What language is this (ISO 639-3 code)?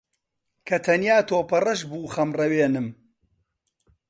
ckb